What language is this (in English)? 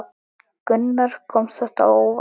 Icelandic